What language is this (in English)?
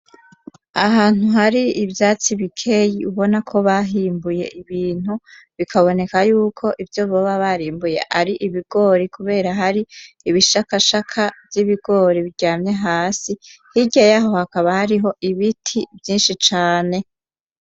Rundi